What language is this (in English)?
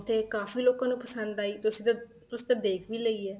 Punjabi